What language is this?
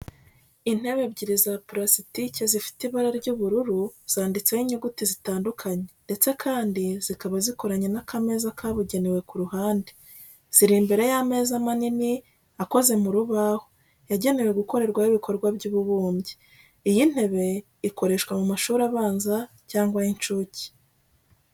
Kinyarwanda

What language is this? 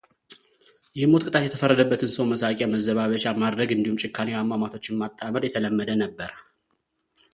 Amharic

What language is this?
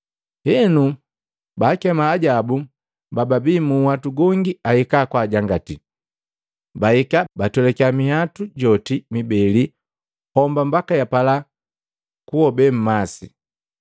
Matengo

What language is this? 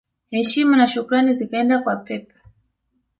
Swahili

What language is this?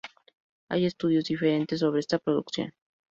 Spanish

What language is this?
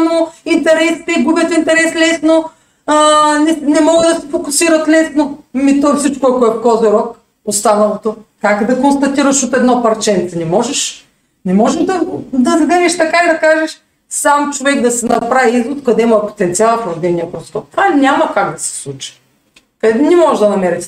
Bulgarian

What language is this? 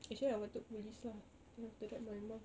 English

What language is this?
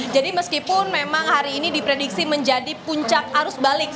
Indonesian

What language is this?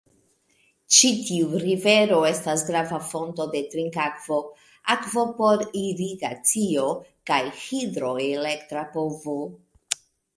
Esperanto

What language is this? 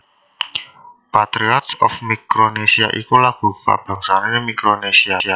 Javanese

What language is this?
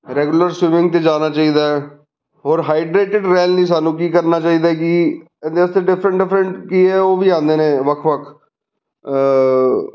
Punjabi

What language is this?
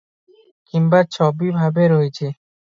Odia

